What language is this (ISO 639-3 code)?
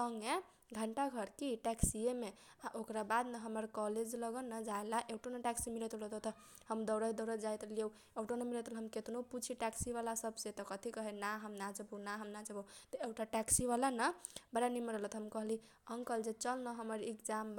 thq